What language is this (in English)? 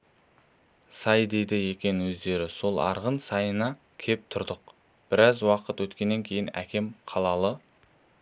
Kazakh